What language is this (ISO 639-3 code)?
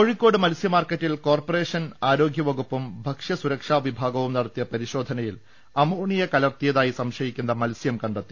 mal